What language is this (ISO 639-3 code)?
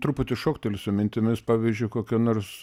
lit